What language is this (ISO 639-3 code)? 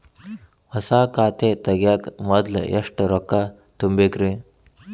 kan